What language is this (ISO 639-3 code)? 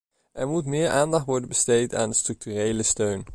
nld